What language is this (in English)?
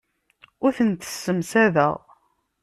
Kabyle